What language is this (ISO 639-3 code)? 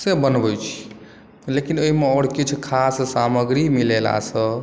mai